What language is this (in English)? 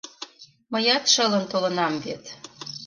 Mari